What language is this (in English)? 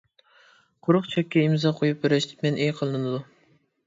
Uyghur